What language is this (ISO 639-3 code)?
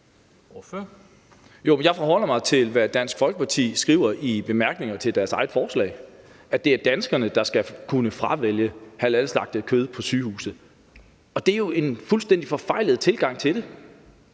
dan